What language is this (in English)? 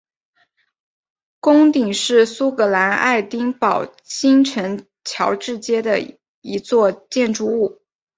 Chinese